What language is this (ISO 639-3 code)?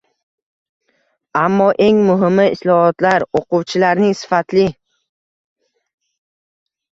uzb